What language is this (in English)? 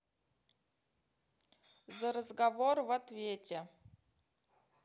Russian